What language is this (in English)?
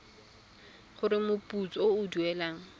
Tswana